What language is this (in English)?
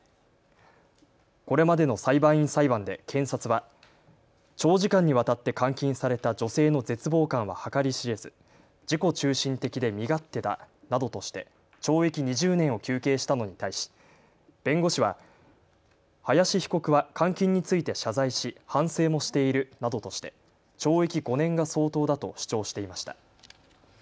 Japanese